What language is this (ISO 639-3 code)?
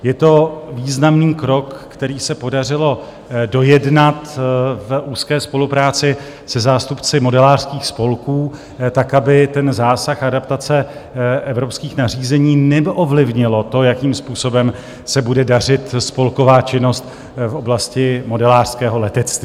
ces